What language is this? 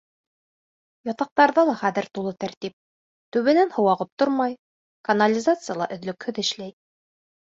Bashkir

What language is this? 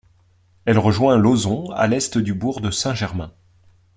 French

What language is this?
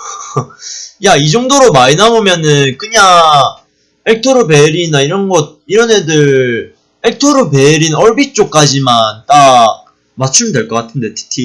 Korean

